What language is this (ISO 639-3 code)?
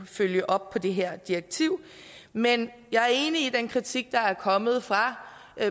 dan